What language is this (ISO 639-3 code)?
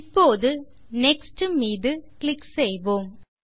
tam